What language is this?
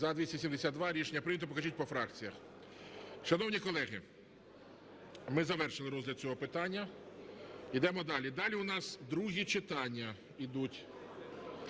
Ukrainian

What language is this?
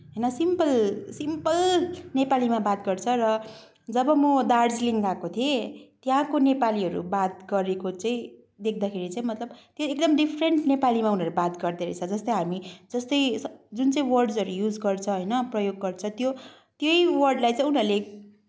Nepali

